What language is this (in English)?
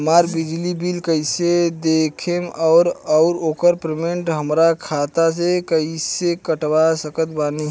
Bhojpuri